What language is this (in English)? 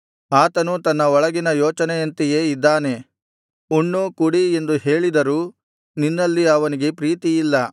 Kannada